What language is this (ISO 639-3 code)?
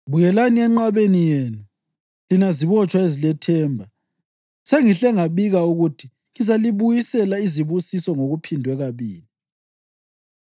nde